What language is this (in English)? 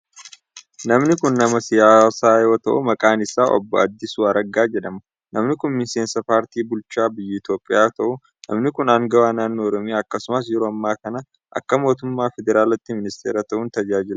Oromo